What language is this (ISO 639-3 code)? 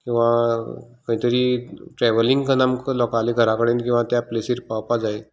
kok